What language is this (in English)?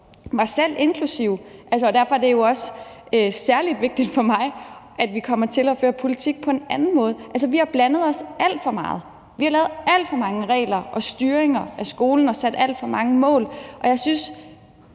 Danish